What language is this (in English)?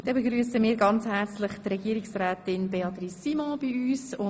Swiss German